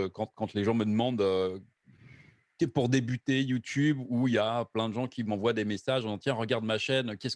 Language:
French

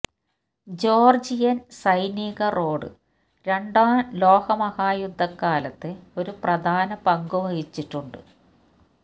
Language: Malayalam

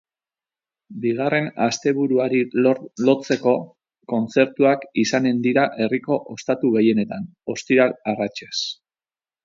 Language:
Basque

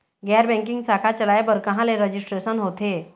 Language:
Chhattisgarhi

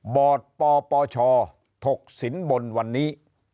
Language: Thai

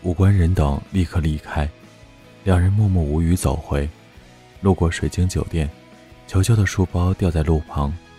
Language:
Chinese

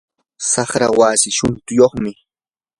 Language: Yanahuanca Pasco Quechua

